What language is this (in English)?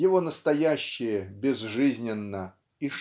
Russian